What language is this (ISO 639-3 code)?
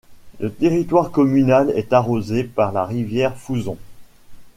fra